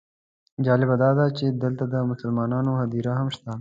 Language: Pashto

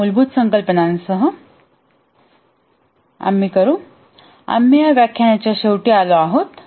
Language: Marathi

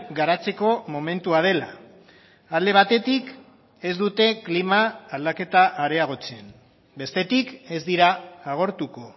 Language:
Basque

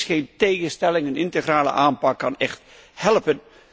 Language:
Dutch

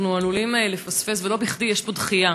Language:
Hebrew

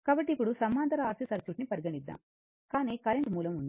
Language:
Telugu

